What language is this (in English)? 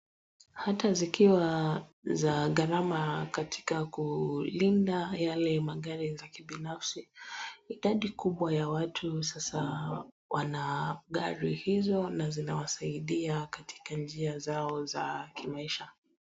Swahili